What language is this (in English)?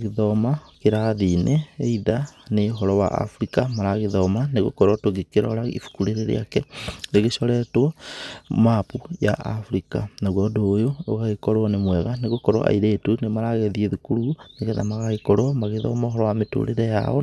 Kikuyu